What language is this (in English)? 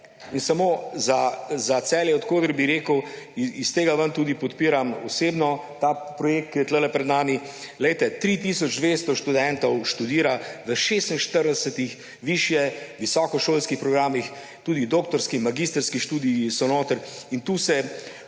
Slovenian